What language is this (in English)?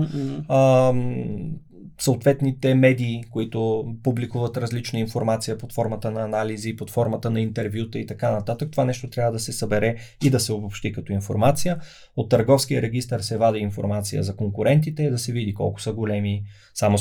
Bulgarian